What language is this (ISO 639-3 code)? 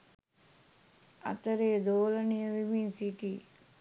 sin